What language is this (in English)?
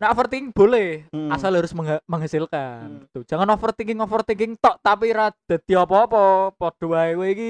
Indonesian